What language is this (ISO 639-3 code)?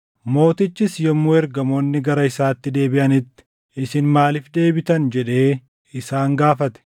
orm